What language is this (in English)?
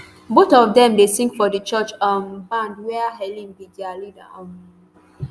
Nigerian Pidgin